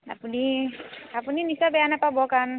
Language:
Assamese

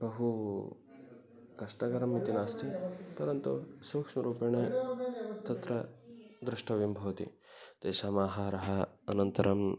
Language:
Sanskrit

